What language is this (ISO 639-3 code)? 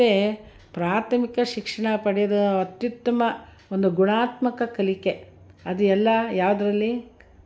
kan